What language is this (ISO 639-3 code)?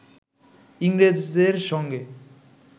ben